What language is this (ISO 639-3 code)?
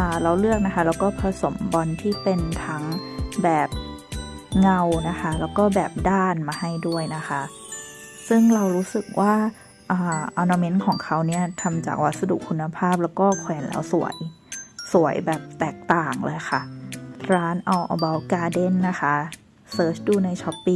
tha